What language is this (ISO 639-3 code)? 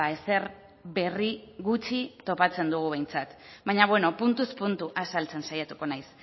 eus